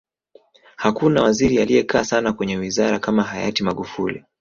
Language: Swahili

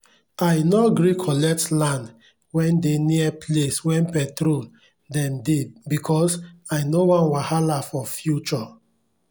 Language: Nigerian Pidgin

